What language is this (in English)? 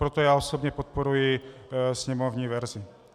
Czech